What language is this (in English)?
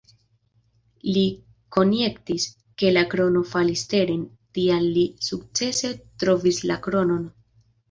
Esperanto